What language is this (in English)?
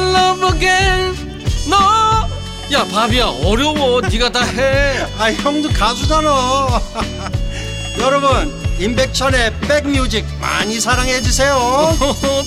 Korean